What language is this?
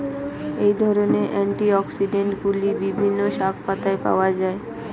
Bangla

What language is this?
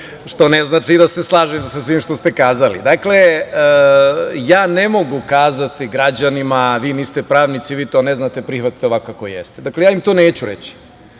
Serbian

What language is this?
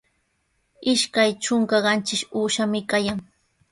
Sihuas Ancash Quechua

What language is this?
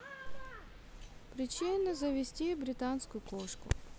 Russian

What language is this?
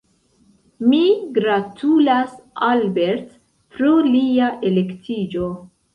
Esperanto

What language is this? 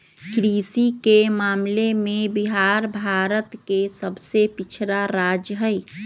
Magahi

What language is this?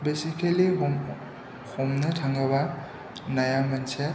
Bodo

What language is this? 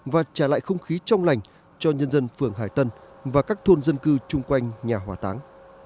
Vietnamese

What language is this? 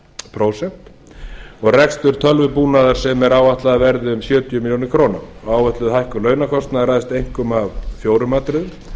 Icelandic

